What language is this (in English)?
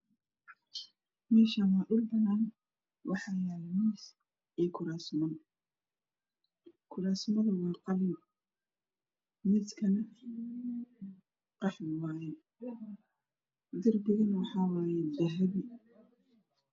Somali